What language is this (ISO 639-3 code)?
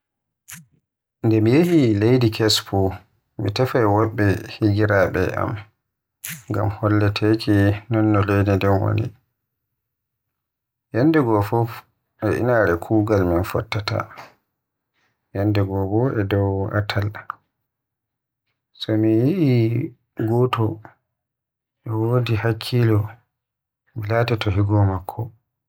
fuh